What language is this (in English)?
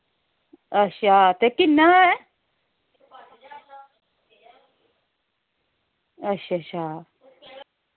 Dogri